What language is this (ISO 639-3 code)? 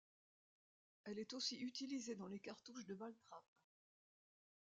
fra